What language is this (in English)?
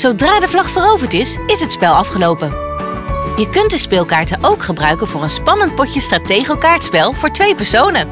Dutch